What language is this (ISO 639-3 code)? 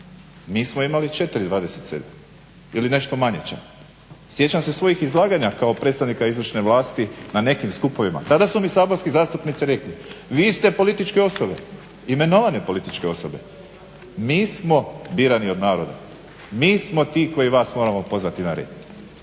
hrv